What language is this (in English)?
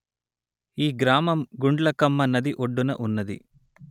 Telugu